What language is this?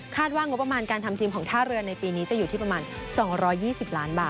Thai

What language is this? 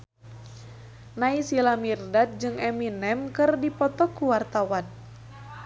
Sundanese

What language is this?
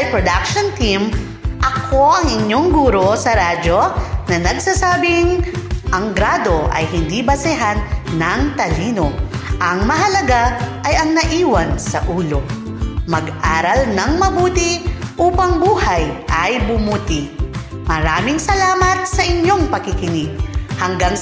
Filipino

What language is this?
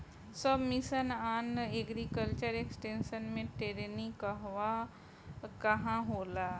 Bhojpuri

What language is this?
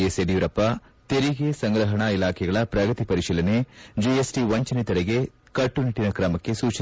Kannada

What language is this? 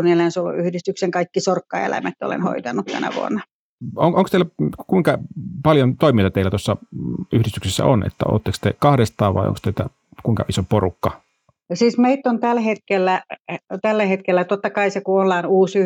Finnish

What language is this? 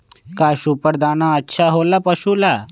Magahi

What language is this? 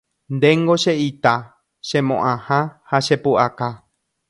Guarani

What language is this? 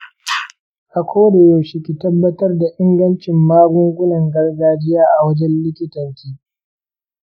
Hausa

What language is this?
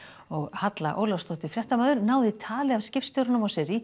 Icelandic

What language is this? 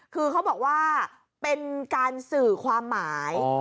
Thai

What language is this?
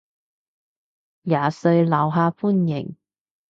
Cantonese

